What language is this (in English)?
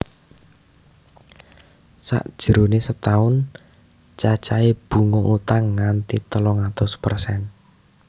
Javanese